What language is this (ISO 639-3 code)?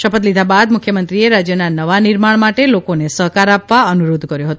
guj